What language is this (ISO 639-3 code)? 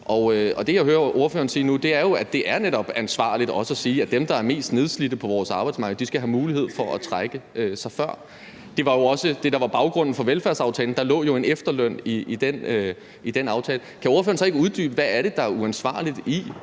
dan